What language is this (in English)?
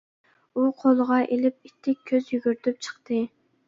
Uyghur